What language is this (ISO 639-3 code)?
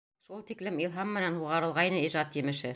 bak